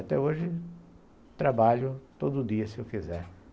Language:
Portuguese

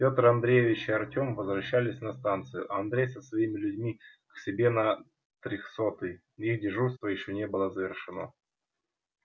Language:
Russian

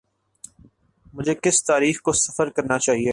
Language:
Urdu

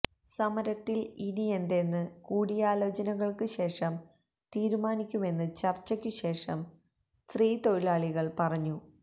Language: Malayalam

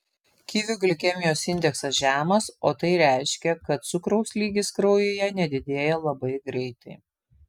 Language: Lithuanian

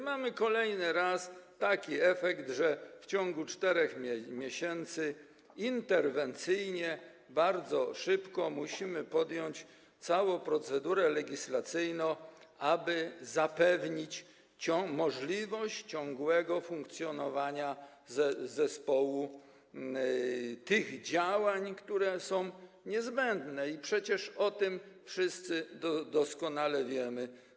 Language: Polish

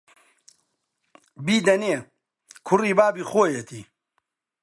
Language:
Central Kurdish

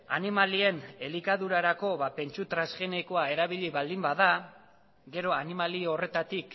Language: Basque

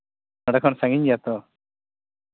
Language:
Santali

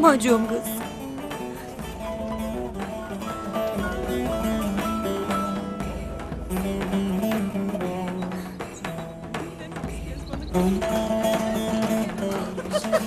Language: Turkish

